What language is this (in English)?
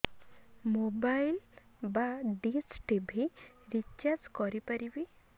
Odia